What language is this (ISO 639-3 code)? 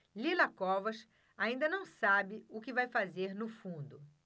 por